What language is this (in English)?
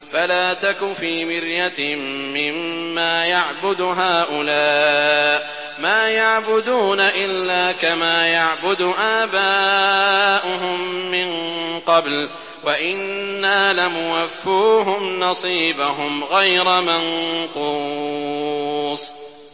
Arabic